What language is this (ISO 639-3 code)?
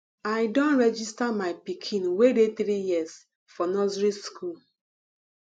pcm